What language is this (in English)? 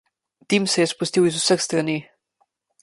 Slovenian